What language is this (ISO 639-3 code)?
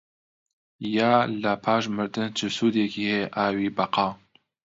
ckb